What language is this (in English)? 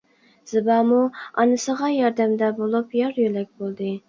Uyghur